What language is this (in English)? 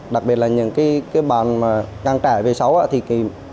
Vietnamese